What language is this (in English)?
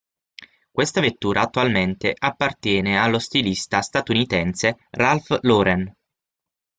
Italian